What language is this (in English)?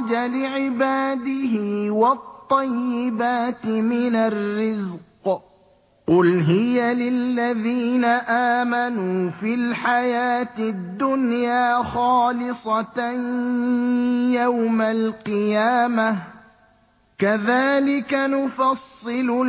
Arabic